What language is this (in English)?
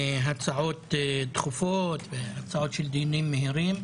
Hebrew